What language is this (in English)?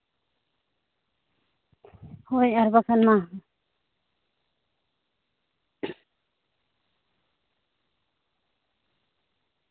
Santali